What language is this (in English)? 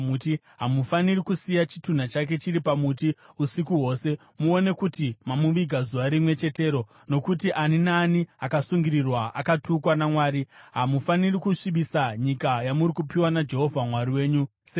Shona